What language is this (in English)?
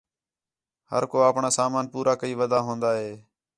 Khetrani